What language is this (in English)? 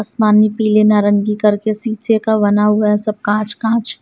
Hindi